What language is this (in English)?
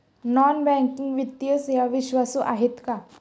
Marathi